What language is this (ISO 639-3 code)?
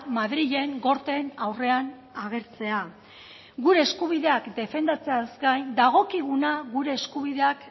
eus